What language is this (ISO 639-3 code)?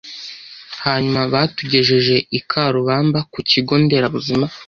kin